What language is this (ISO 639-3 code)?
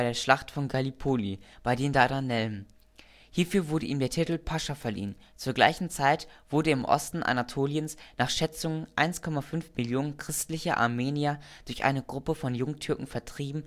deu